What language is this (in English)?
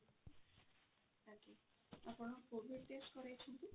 Odia